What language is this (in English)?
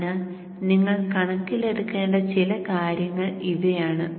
Malayalam